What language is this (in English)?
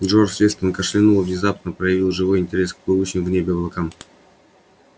Russian